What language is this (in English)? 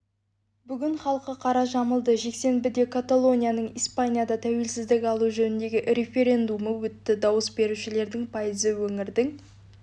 Kazakh